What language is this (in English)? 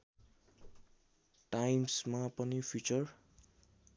Nepali